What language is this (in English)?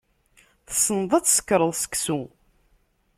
Kabyle